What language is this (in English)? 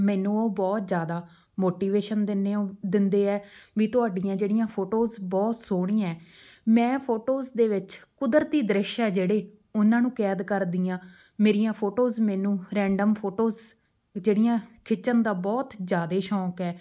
Punjabi